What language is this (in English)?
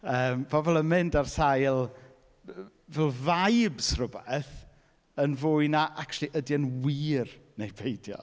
Welsh